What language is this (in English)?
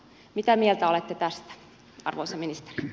Finnish